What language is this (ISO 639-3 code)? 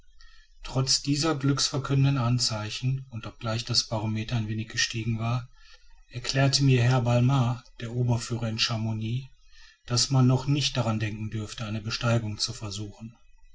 deu